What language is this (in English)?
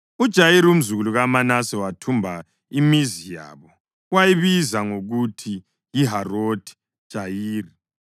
North Ndebele